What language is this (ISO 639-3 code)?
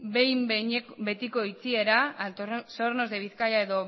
eus